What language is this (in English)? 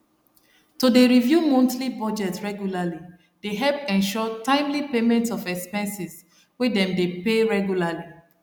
Nigerian Pidgin